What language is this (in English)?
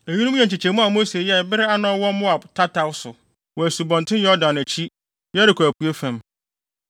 Akan